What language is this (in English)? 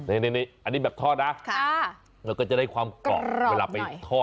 Thai